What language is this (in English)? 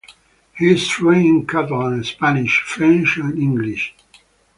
English